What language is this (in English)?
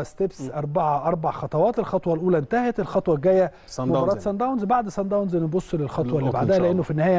Arabic